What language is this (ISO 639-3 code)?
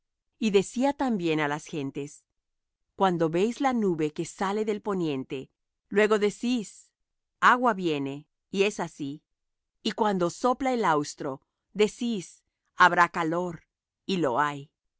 spa